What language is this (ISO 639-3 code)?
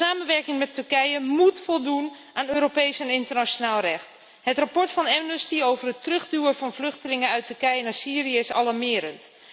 nld